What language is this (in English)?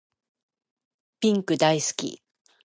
Japanese